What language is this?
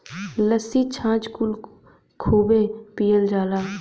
Bhojpuri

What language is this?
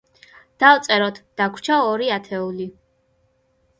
Georgian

